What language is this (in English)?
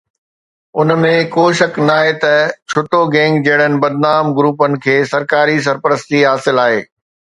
Sindhi